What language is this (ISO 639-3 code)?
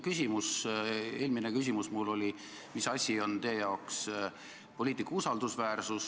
est